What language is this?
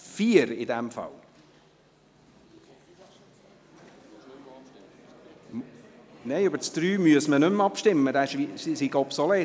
Swiss German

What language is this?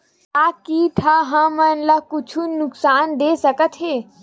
Chhattisgarhi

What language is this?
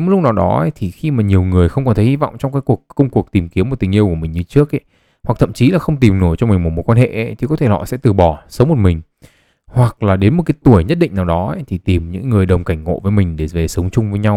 Vietnamese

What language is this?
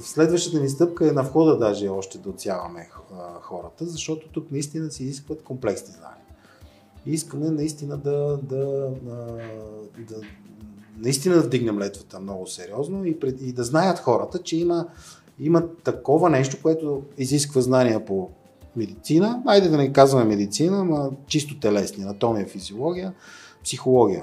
Bulgarian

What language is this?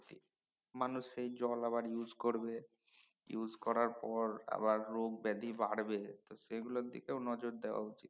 Bangla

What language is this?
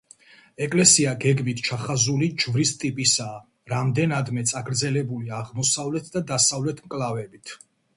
Georgian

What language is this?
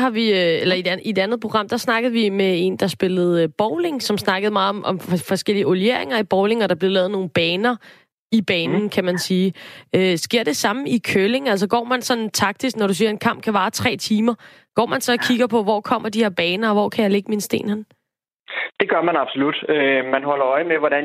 Danish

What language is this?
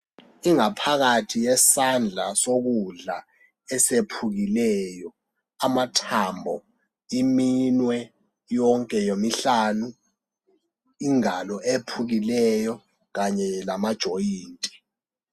North Ndebele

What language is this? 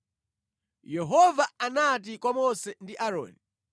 Nyanja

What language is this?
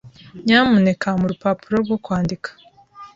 Kinyarwanda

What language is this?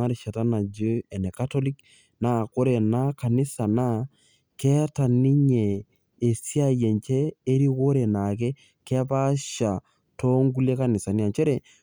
Masai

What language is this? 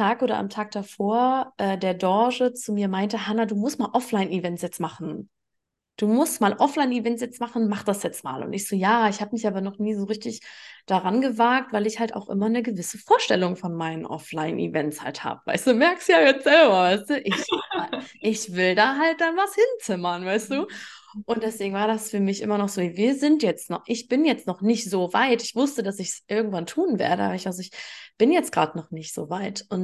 German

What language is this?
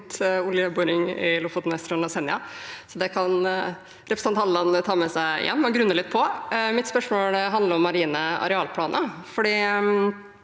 Norwegian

